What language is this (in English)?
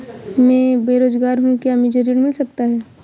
Hindi